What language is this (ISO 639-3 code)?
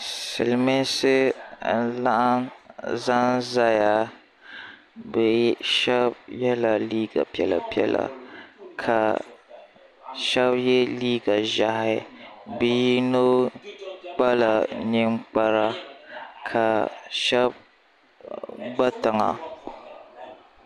dag